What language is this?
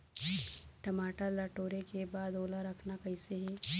Chhattisgarhi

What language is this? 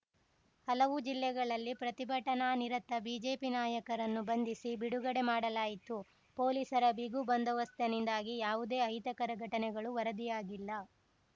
Kannada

